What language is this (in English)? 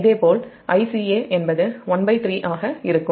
Tamil